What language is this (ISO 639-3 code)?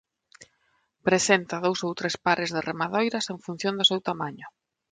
glg